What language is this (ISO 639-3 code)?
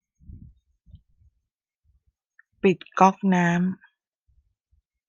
tha